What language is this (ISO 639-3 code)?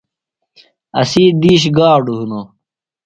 phl